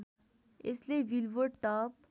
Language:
Nepali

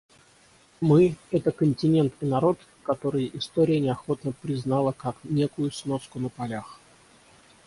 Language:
Russian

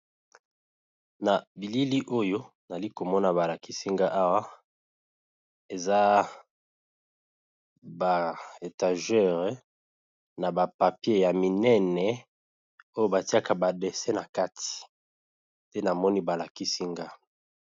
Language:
Lingala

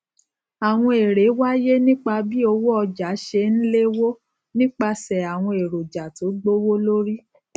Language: Yoruba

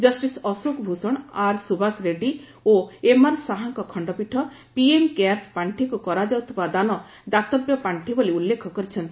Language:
Odia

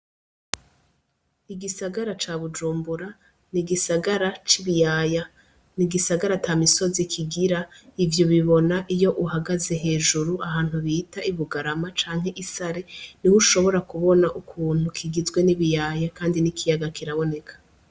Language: Rundi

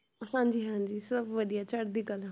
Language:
Punjabi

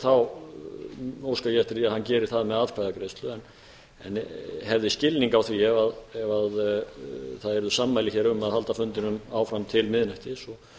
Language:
Icelandic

